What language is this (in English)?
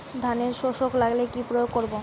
Bangla